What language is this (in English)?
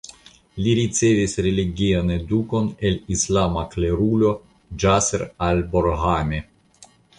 Esperanto